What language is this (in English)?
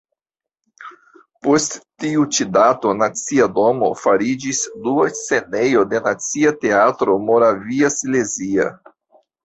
Esperanto